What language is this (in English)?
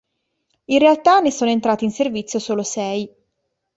Italian